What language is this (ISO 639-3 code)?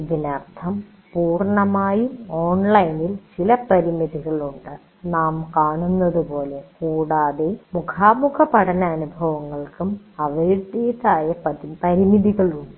mal